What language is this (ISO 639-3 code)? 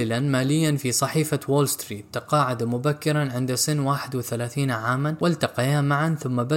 ara